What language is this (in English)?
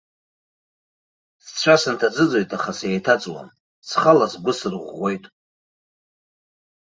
Abkhazian